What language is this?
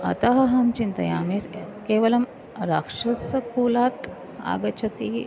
Sanskrit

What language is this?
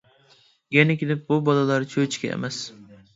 Uyghur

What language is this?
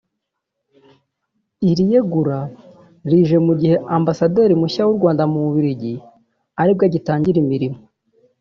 Kinyarwanda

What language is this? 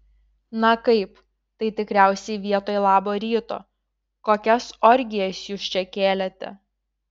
Lithuanian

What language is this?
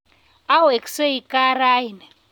Kalenjin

